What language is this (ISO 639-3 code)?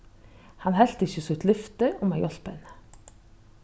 fao